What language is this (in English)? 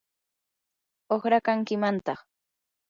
Yanahuanca Pasco Quechua